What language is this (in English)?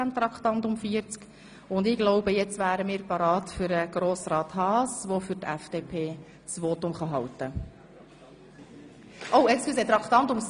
Swiss German